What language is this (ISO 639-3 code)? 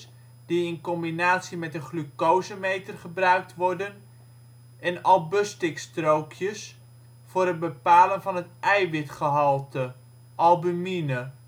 nld